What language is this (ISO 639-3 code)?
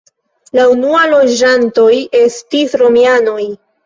epo